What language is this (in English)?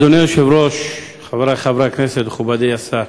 Hebrew